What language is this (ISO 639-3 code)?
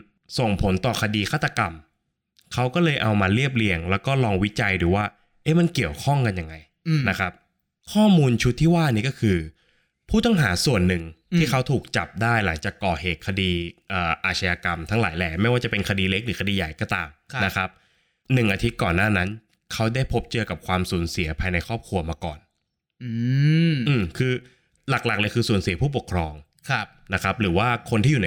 tha